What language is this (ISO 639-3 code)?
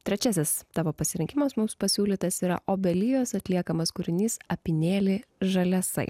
lit